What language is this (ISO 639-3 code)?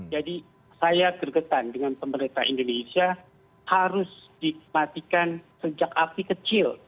ind